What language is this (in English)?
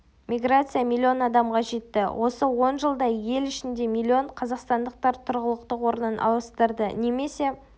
Kazakh